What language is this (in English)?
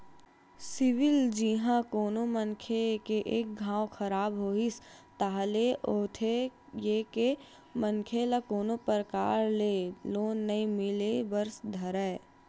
Chhattisgarhi